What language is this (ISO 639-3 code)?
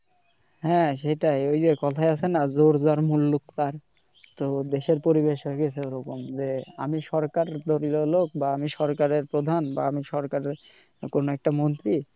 ben